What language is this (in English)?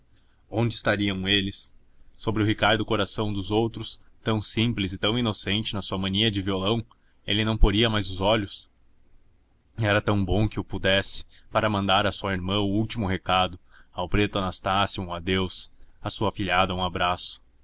Portuguese